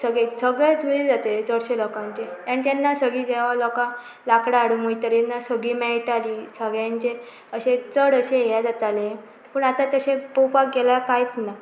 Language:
Konkani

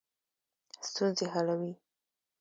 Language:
Pashto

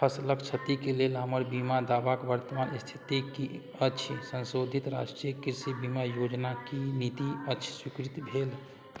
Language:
Maithili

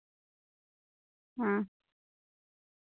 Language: Santali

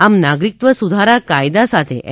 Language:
Gujarati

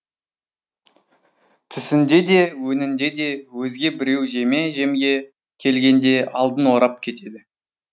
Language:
Kazakh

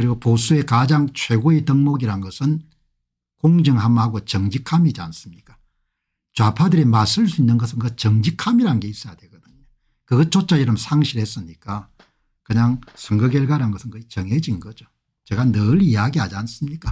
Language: Korean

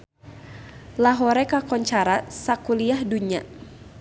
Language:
Sundanese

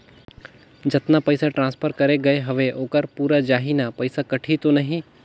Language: Chhattisgarhi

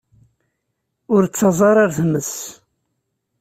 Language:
Kabyle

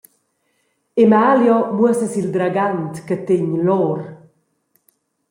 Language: Romansh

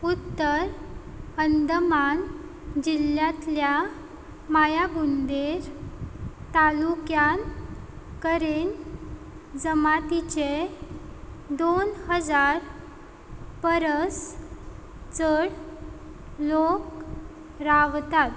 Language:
Konkani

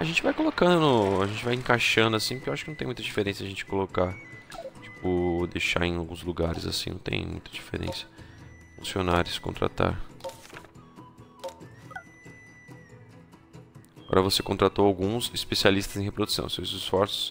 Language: Portuguese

